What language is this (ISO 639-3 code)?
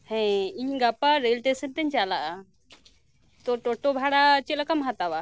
sat